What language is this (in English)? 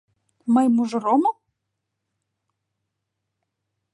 Mari